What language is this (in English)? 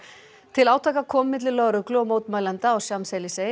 Icelandic